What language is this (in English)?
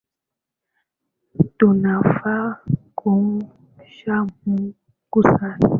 Swahili